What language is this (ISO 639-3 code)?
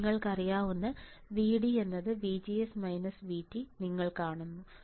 mal